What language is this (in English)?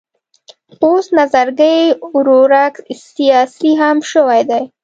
Pashto